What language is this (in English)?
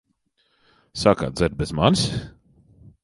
Latvian